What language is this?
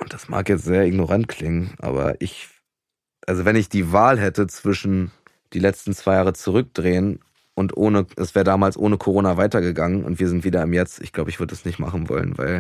German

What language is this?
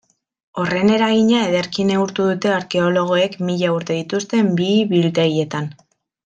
Basque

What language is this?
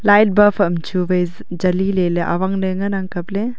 Wancho Naga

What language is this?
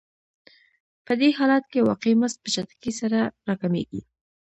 Pashto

